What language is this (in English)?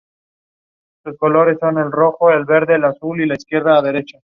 Spanish